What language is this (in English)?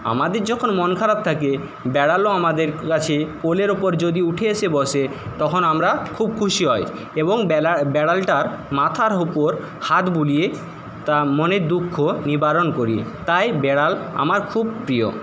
Bangla